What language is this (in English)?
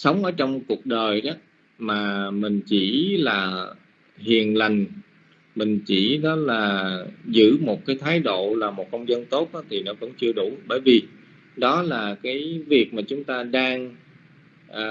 Vietnamese